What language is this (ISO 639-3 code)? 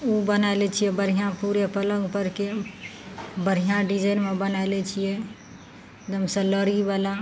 mai